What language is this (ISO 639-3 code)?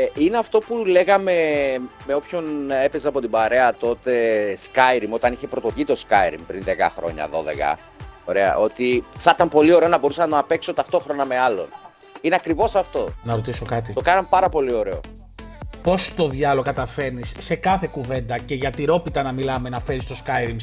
ell